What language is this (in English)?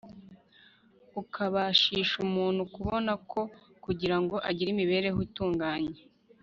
Kinyarwanda